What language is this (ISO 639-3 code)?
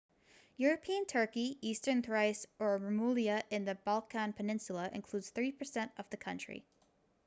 eng